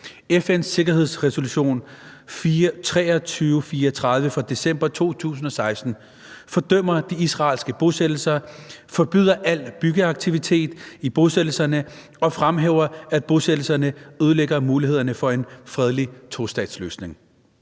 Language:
Danish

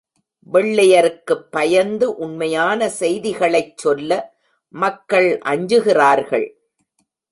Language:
Tamil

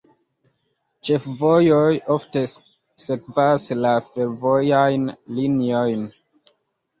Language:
Esperanto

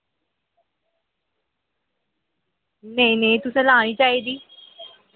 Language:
Dogri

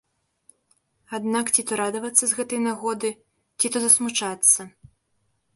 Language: Belarusian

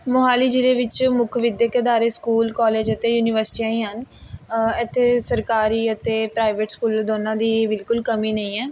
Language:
Punjabi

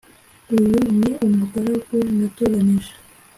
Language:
Kinyarwanda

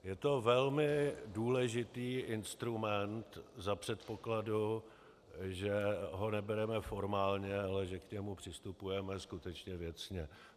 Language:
Czech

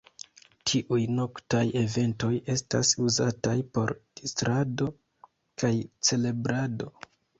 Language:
Esperanto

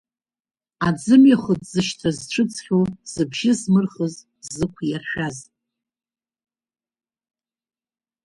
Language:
Abkhazian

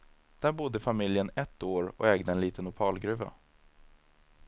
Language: Swedish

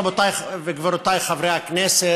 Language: Hebrew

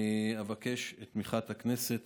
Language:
Hebrew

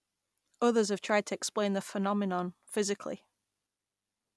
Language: English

